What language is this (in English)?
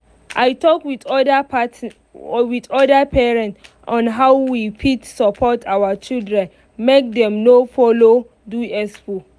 Nigerian Pidgin